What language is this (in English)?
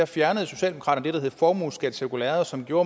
Danish